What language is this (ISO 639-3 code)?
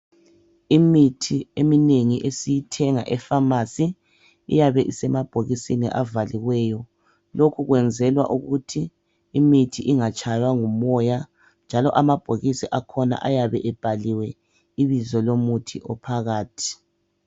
nde